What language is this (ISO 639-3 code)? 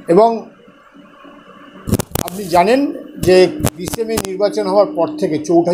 ben